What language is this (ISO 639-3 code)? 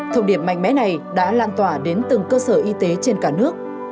vie